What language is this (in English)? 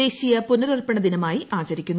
Malayalam